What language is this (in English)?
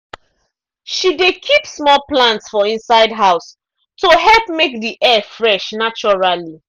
Nigerian Pidgin